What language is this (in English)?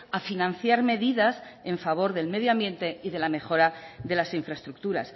Spanish